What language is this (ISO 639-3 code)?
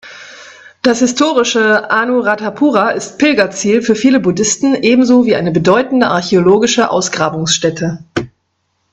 deu